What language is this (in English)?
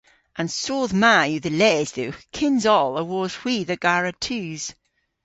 Cornish